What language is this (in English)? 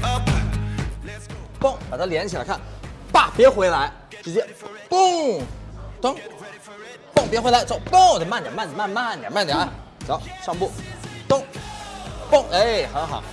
Chinese